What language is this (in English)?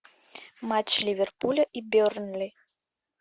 Russian